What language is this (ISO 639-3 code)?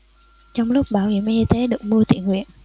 vie